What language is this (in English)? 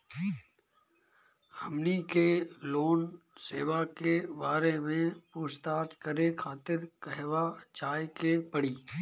Bhojpuri